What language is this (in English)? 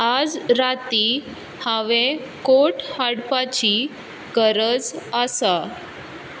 Konkani